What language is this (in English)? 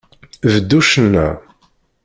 Kabyle